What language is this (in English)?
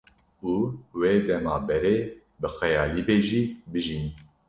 Kurdish